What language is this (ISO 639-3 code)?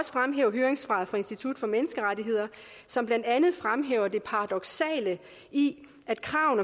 dan